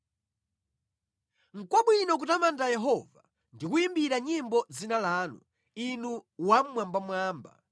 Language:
Nyanja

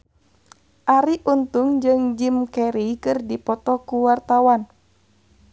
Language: Sundanese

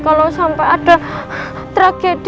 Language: Indonesian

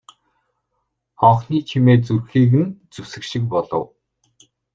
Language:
Mongolian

